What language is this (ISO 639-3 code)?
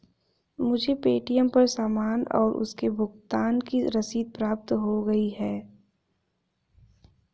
hin